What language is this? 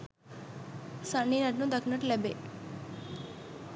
Sinhala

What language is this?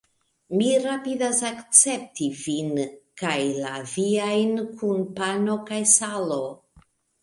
Esperanto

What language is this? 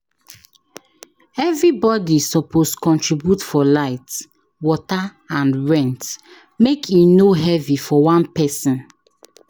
Nigerian Pidgin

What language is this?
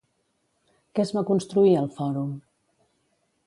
Catalan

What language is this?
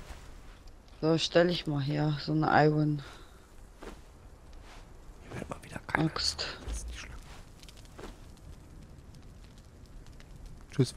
German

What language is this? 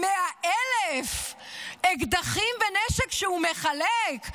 Hebrew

